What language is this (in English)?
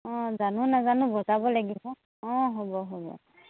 Assamese